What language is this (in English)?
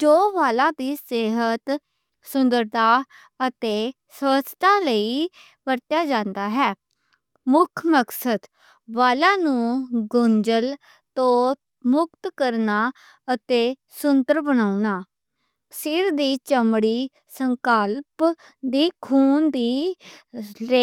Western Panjabi